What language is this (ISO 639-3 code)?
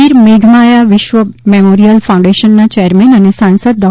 guj